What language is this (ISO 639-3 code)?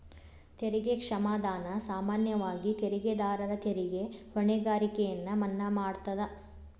kan